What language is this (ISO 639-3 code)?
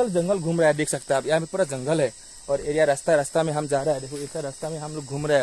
hin